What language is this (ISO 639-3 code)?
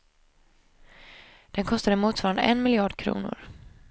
swe